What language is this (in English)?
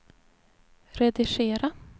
Swedish